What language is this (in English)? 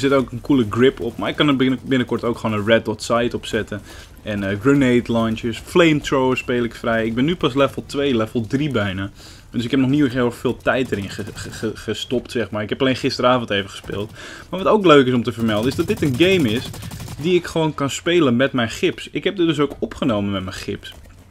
Dutch